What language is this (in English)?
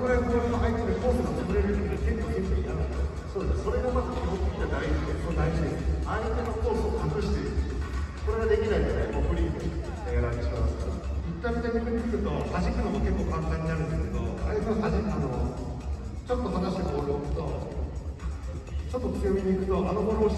Japanese